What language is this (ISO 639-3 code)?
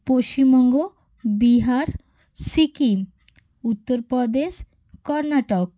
ben